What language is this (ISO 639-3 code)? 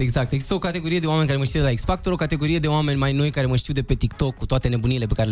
ron